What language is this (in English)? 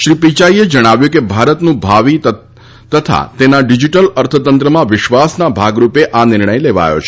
Gujarati